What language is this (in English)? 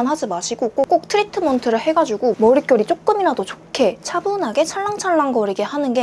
Korean